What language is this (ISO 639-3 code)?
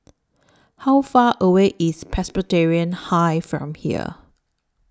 eng